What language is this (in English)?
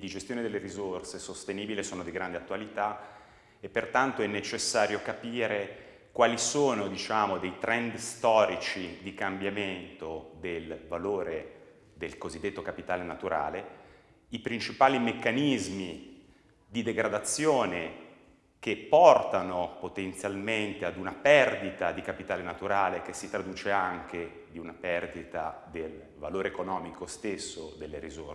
Italian